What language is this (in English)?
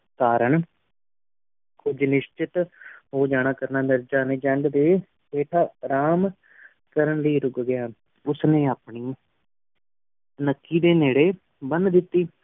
Punjabi